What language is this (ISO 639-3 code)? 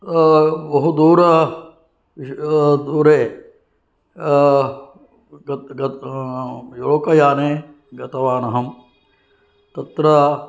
san